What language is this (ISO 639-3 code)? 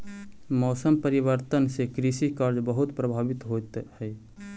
mag